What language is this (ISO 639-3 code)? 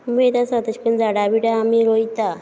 kok